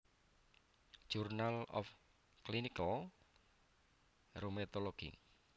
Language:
Javanese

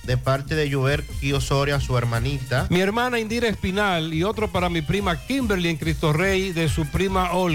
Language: Spanish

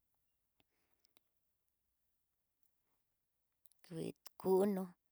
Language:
Tidaá Mixtec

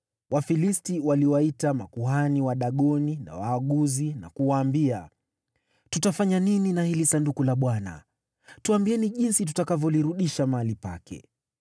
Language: Swahili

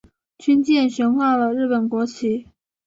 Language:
Chinese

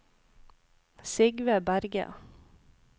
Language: Norwegian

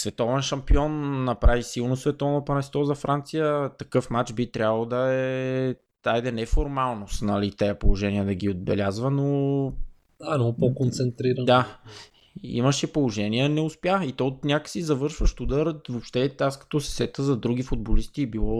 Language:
Bulgarian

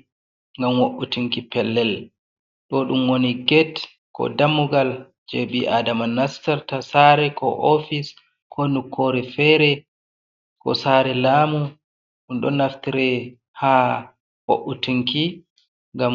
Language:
Fula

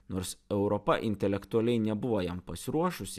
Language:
Lithuanian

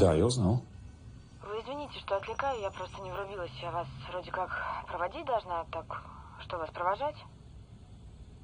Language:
Russian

